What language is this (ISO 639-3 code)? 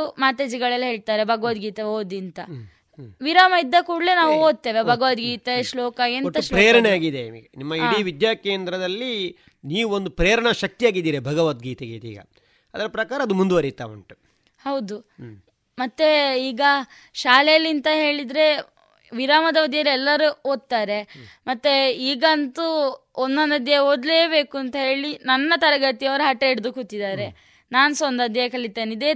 kan